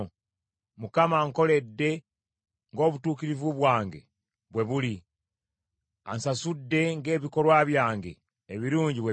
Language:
Ganda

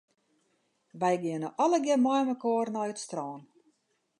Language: Western Frisian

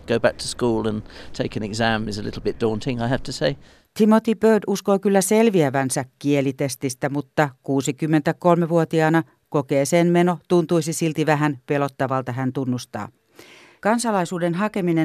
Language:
Finnish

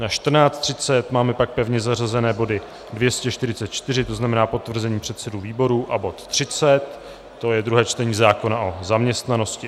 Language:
Czech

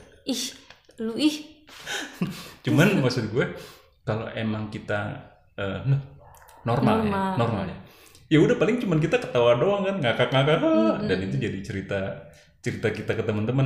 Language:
Indonesian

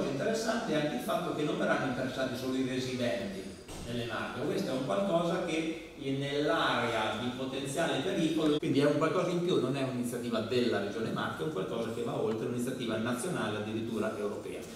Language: Italian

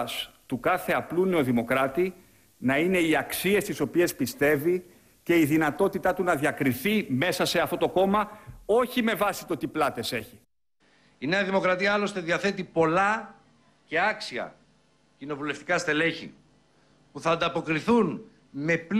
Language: Greek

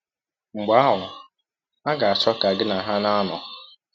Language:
Igbo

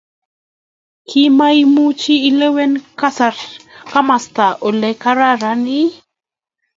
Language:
Kalenjin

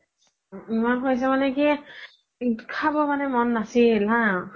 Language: Assamese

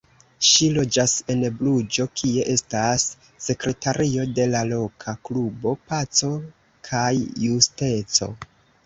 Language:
Esperanto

